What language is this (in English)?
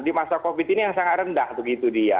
Indonesian